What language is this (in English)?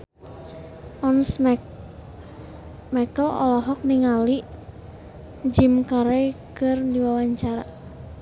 Sundanese